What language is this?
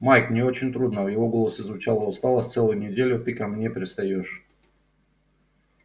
Russian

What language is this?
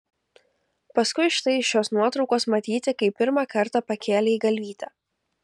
Lithuanian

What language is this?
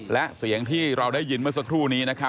Thai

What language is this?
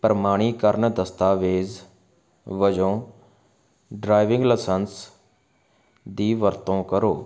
Punjabi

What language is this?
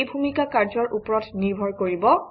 Assamese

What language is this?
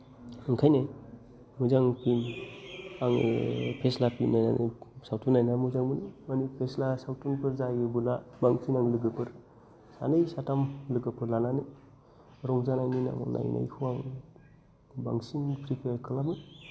Bodo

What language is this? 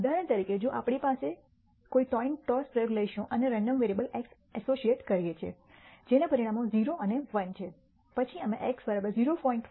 Gujarati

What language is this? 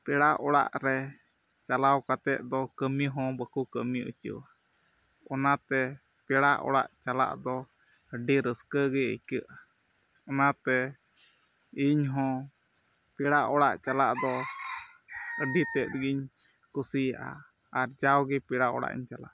Santali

